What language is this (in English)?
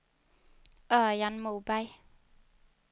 Swedish